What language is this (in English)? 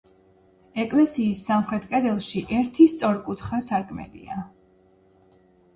Georgian